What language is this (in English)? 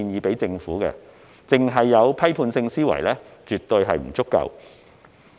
Cantonese